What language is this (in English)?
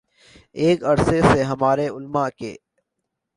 Urdu